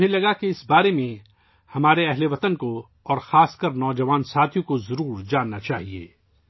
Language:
Urdu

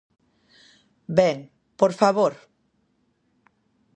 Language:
Galician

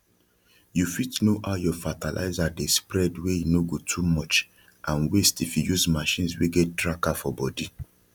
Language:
Nigerian Pidgin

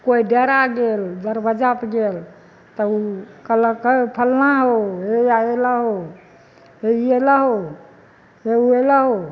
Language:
Maithili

